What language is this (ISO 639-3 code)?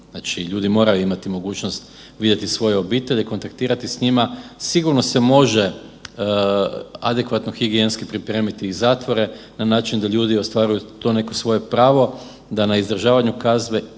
hrv